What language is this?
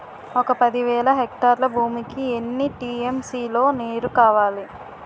Telugu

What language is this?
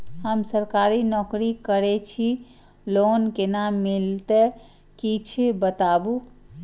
Maithili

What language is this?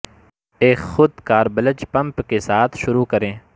Urdu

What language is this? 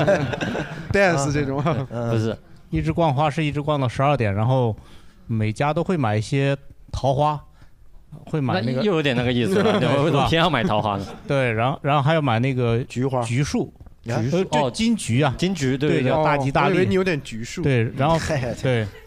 Chinese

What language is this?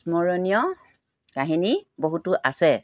Assamese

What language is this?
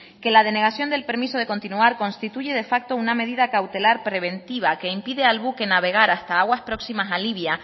Spanish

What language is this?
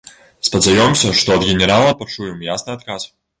Belarusian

